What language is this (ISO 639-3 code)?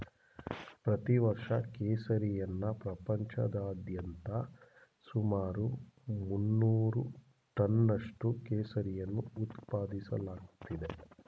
kan